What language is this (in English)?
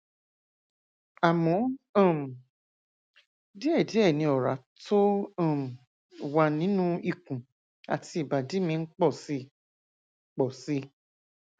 Yoruba